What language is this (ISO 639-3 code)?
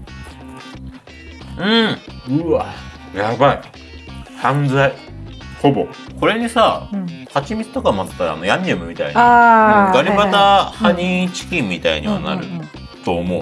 jpn